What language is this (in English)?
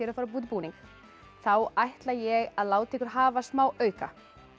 Icelandic